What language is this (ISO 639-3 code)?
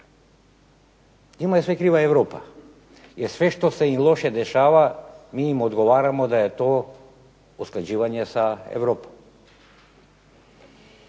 hrv